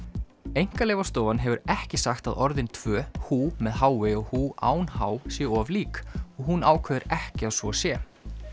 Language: Icelandic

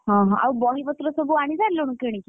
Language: Odia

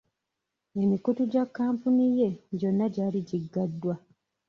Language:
Ganda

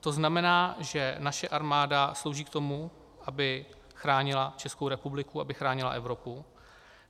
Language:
Czech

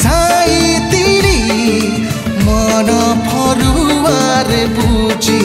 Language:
Indonesian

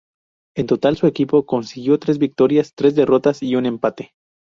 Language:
Spanish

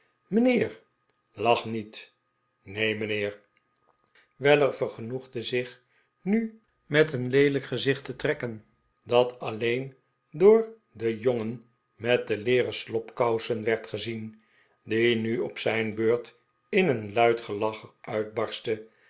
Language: Dutch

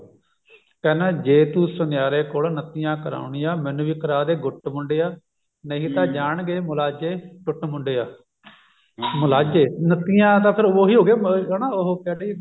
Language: Punjabi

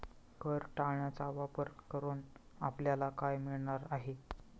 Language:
Marathi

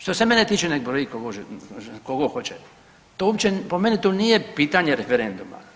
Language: Croatian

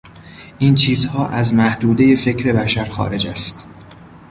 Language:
Persian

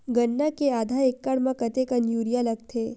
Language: Chhattisgarhi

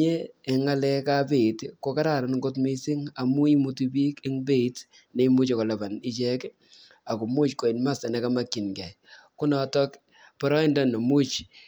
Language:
Kalenjin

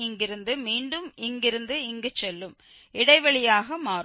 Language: Tamil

